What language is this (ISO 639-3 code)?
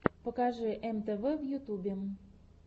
rus